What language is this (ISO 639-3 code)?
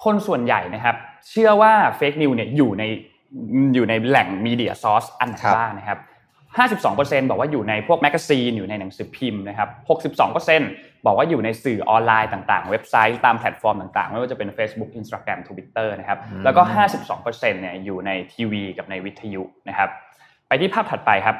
tha